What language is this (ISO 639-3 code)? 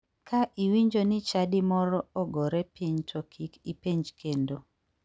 luo